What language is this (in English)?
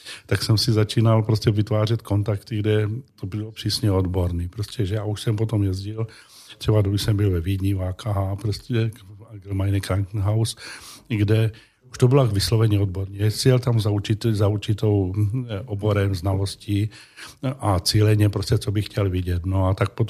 Czech